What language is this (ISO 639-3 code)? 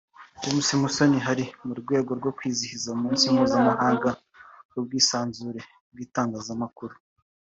kin